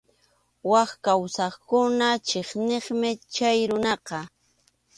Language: Arequipa-La Unión Quechua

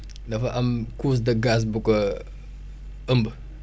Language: Wolof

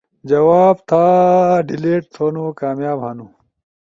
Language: Ushojo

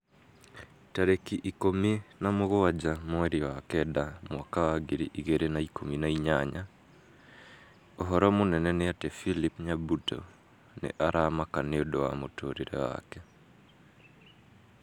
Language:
Kikuyu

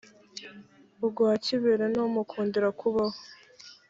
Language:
Kinyarwanda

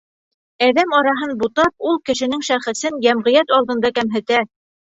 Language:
Bashkir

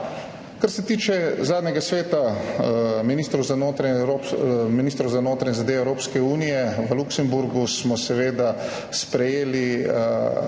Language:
Slovenian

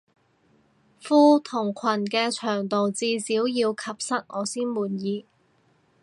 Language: Cantonese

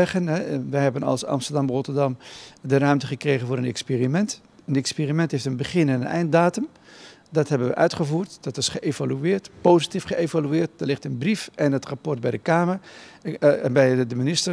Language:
Dutch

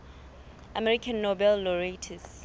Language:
Southern Sotho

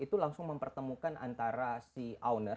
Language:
Indonesian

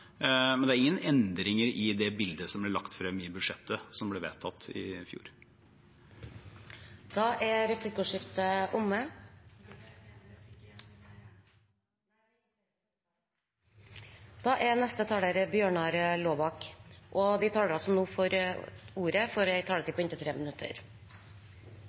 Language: Norwegian Bokmål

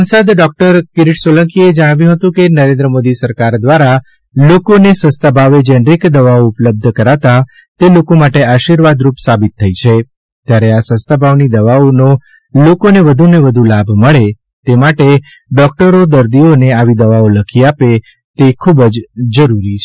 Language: Gujarati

